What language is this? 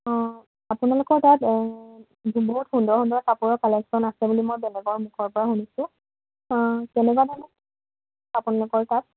Assamese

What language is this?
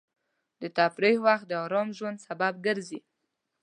Pashto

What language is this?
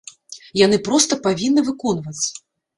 Belarusian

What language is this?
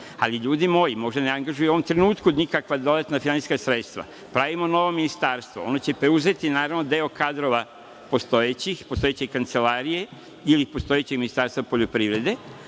Serbian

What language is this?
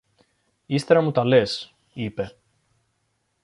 Greek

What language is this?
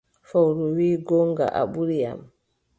Adamawa Fulfulde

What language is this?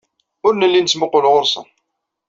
Kabyle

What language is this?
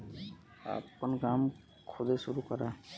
Bhojpuri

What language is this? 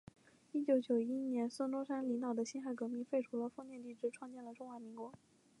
Chinese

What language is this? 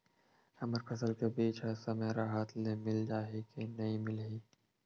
Chhattisgarhi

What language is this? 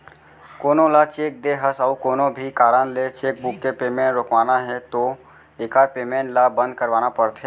Chhattisgarhi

